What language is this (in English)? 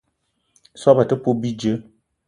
Eton (Cameroon)